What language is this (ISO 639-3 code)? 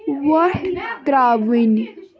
kas